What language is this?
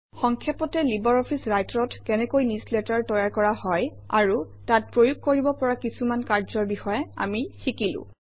Assamese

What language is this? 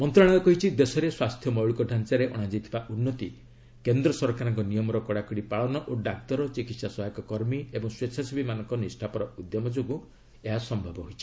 Odia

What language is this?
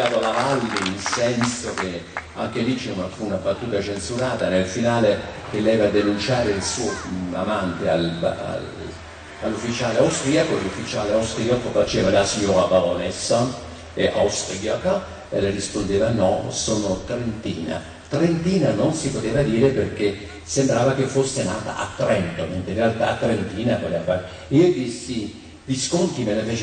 Italian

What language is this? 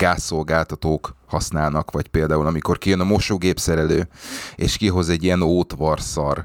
Hungarian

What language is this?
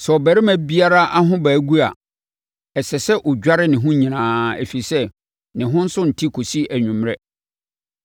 Akan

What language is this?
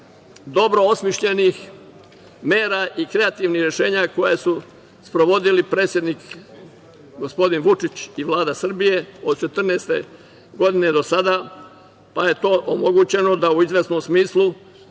Serbian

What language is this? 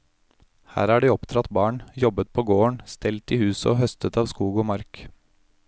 Norwegian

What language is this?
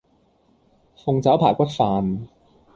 Cantonese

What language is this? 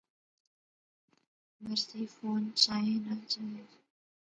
Pahari-Potwari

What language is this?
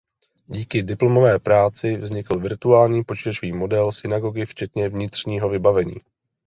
Czech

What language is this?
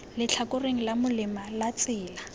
Tswana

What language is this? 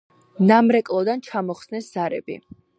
Georgian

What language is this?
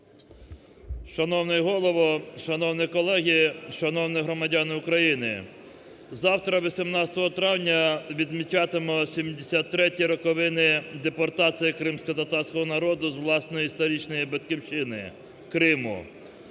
Ukrainian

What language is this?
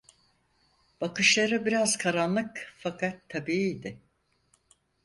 Turkish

